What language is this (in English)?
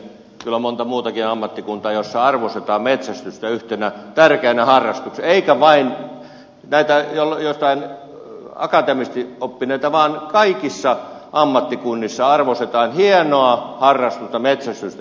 Finnish